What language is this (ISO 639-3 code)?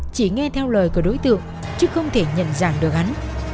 vie